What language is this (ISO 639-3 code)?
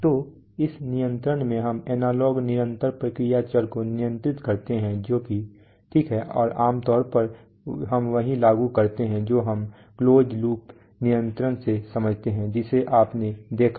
hin